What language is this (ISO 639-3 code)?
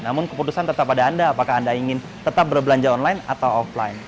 ind